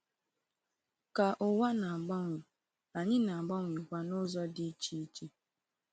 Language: Igbo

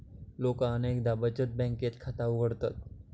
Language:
Marathi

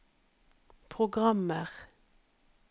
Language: Norwegian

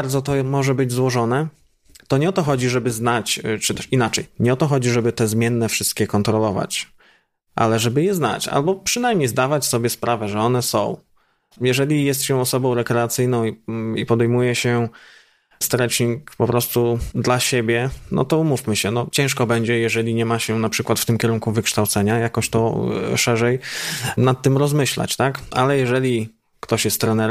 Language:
Polish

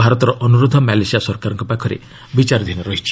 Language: Odia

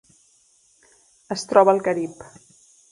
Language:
Catalan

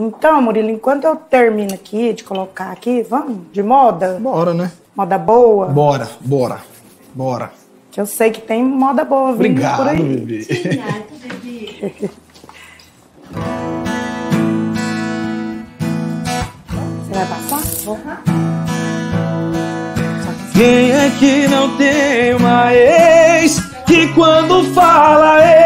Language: Portuguese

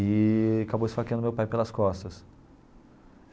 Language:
Portuguese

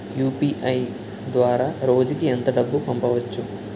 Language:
Telugu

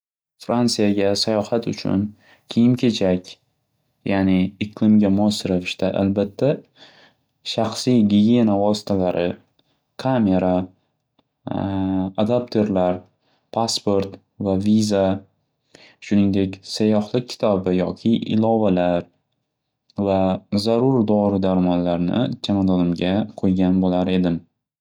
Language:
Uzbek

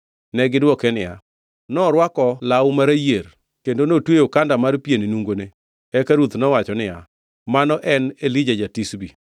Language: Luo (Kenya and Tanzania)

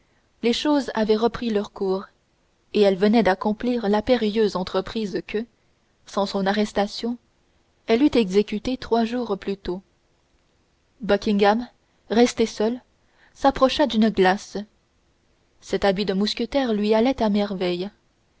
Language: French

